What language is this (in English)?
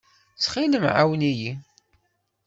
Kabyle